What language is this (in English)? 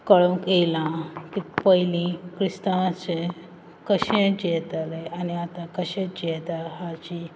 Konkani